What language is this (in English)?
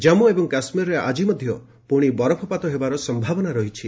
Odia